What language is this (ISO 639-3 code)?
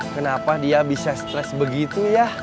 ind